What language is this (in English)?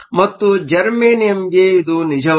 Kannada